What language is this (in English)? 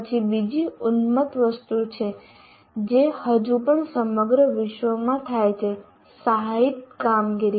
Gujarati